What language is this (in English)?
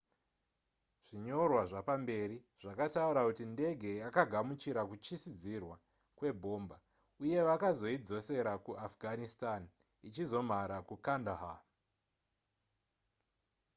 Shona